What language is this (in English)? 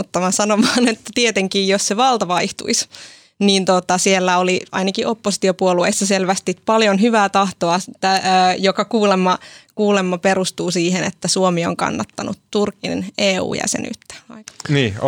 Finnish